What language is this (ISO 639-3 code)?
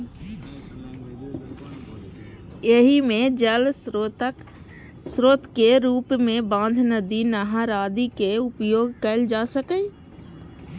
mai